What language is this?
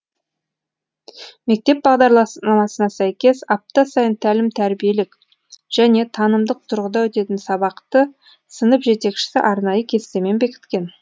Kazakh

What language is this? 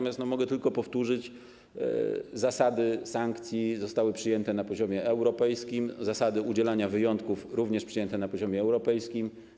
Polish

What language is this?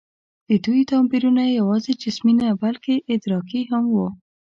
Pashto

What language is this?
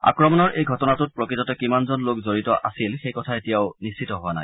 Assamese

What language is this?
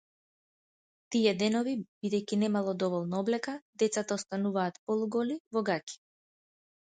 Macedonian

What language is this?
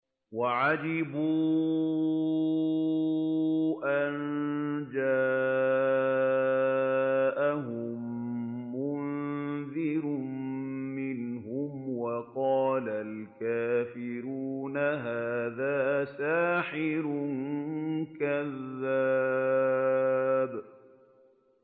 Arabic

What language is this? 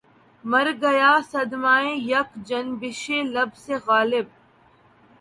Urdu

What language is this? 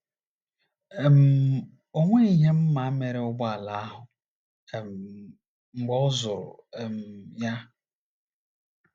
Igbo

